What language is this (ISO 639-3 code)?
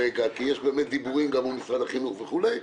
heb